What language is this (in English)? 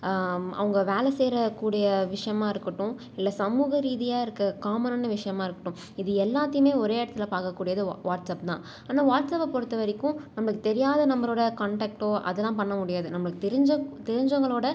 Tamil